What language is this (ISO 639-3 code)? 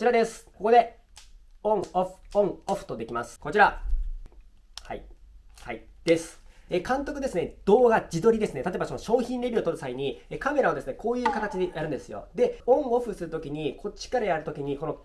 jpn